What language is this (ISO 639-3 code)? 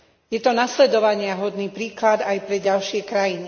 slk